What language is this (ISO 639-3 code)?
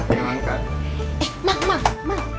ind